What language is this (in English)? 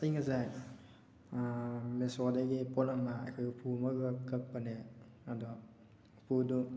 Manipuri